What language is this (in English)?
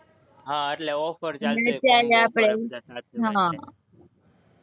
Gujarati